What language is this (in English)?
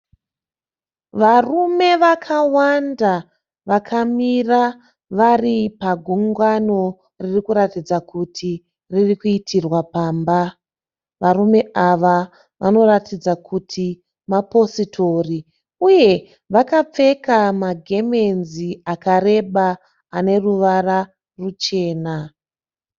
Shona